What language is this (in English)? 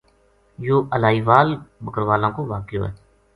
Gujari